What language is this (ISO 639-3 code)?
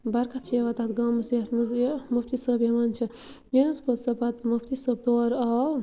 kas